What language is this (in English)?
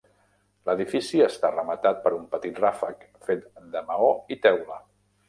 Catalan